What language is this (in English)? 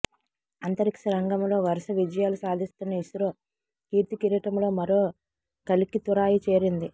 Telugu